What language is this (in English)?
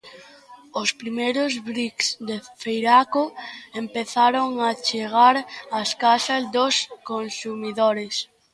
Galician